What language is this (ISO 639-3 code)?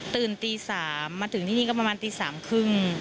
tha